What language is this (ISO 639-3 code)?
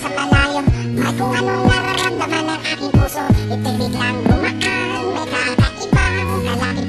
ind